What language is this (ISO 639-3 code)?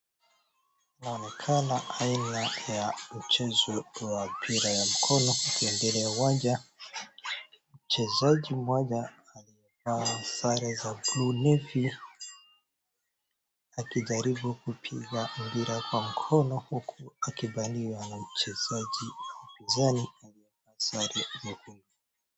swa